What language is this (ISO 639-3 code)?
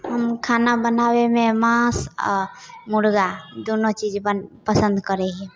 mai